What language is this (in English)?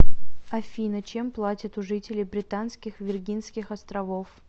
Russian